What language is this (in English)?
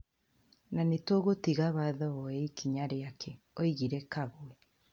Kikuyu